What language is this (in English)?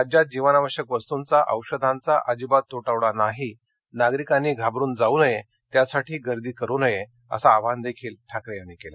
Marathi